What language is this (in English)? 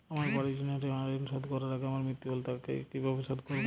Bangla